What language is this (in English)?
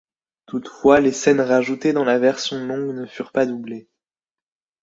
French